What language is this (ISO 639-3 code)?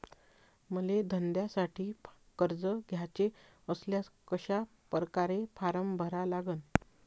mar